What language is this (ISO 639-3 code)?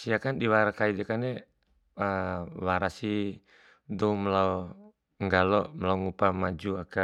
bhp